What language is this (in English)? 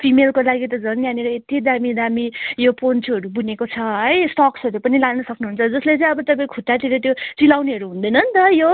Nepali